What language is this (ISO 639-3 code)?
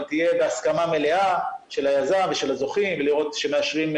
heb